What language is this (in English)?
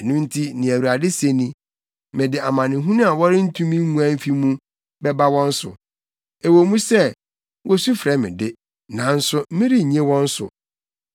Akan